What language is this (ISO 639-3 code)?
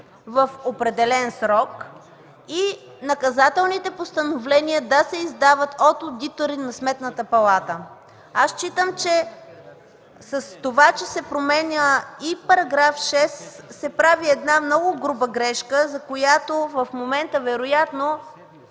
bul